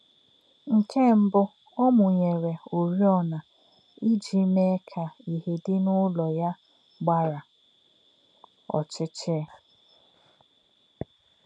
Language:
Igbo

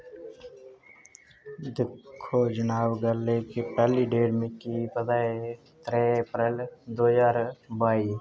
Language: Dogri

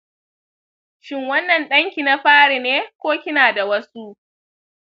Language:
Hausa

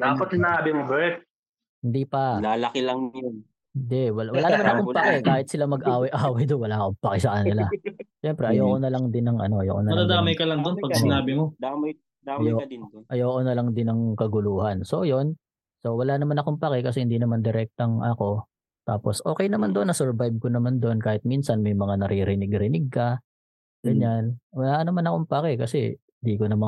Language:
Filipino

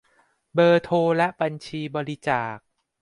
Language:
Thai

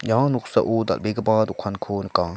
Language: Garo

